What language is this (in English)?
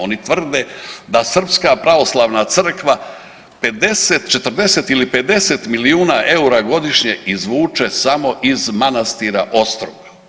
Croatian